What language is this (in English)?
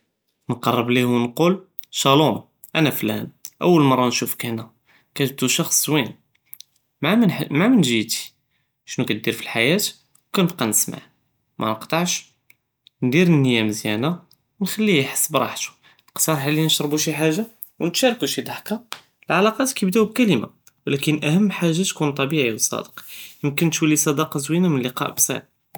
Judeo-Arabic